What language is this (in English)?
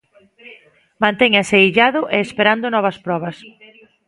Galician